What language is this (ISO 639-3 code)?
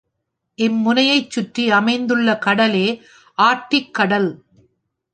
tam